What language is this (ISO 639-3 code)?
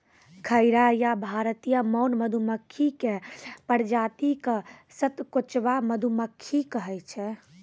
mai